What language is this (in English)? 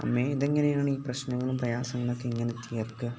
Malayalam